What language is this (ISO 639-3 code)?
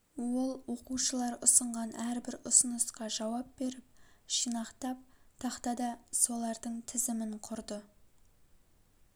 kaz